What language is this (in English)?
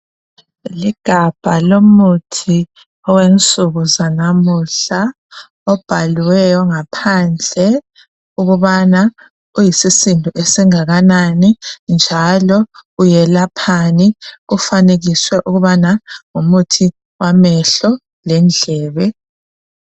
North Ndebele